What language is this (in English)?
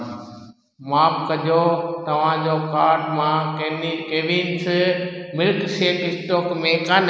Sindhi